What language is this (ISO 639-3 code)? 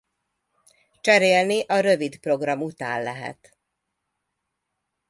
hun